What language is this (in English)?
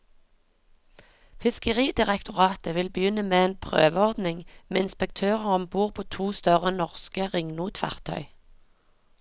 Norwegian